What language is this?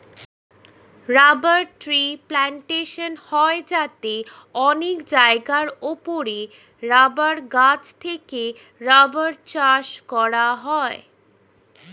Bangla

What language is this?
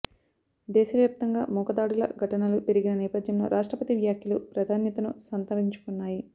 Telugu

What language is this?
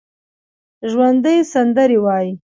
Pashto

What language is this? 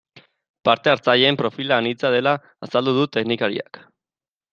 Basque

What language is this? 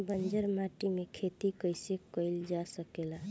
Bhojpuri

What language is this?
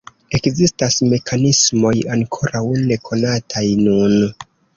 Esperanto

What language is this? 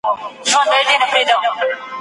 Pashto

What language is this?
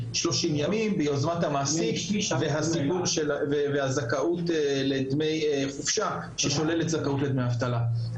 Hebrew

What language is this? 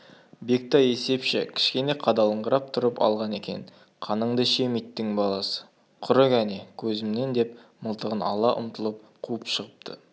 Kazakh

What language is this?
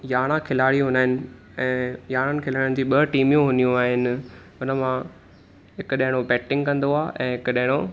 Sindhi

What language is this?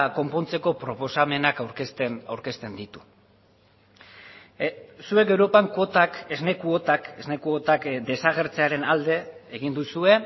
Basque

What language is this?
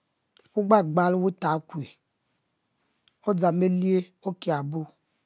Mbe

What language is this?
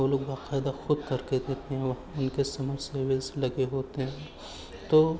Urdu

